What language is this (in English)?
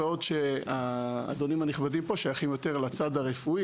Hebrew